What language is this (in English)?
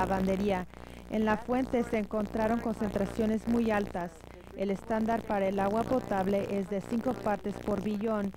Spanish